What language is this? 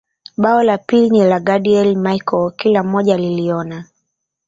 Swahili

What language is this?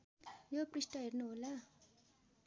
Nepali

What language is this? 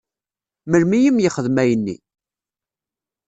Kabyle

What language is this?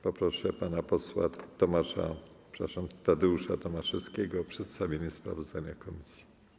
Polish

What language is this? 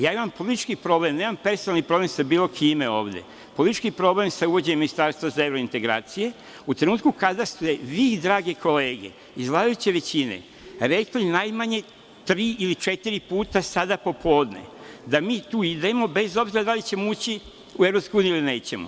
Serbian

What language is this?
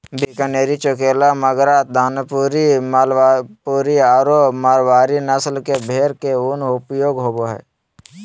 Magahi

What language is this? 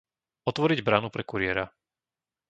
Slovak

